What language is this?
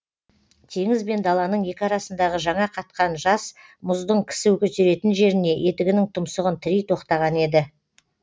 Kazakh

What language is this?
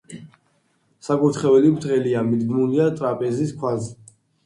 Georgian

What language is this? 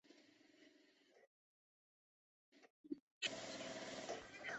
Chinese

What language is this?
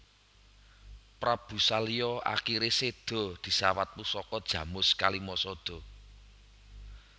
Javanese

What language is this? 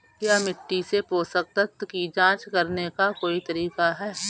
Hindi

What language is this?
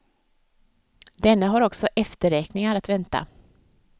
Swedish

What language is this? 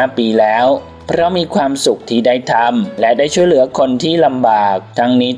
Thai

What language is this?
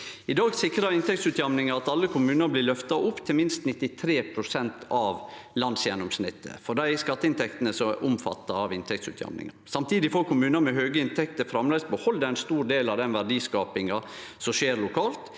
Norwegian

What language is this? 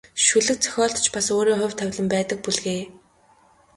Mongolian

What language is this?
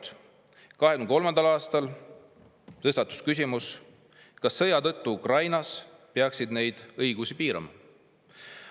Estonian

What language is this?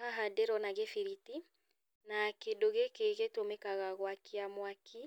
Kikuyu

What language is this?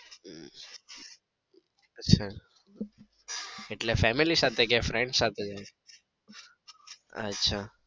Gujarati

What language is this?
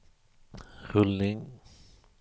Swedish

